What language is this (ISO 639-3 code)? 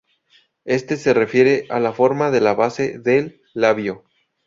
spa